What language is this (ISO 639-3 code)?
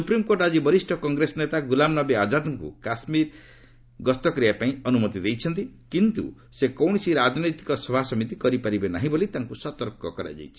ori